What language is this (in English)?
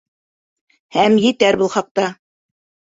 Bashkir